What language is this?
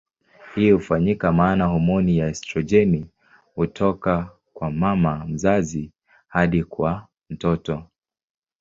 Swahili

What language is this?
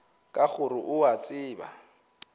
Northern Sotho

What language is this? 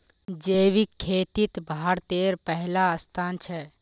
Magahi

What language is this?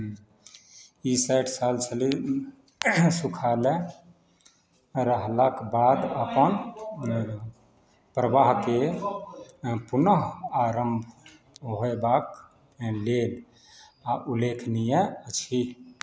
Maithili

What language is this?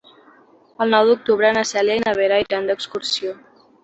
Catalan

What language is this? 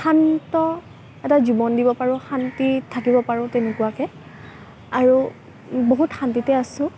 Assamese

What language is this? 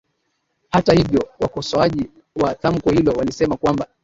Swahili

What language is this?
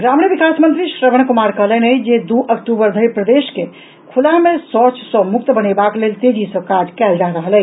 Maithili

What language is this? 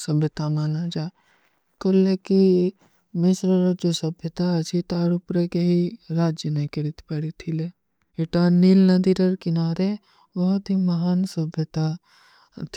Kui (India)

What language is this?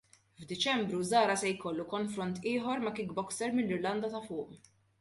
Maltese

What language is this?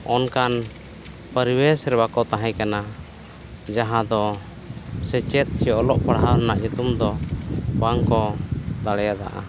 Santali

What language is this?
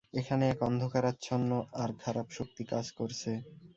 Bangla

